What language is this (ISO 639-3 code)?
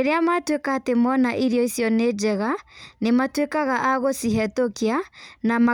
kik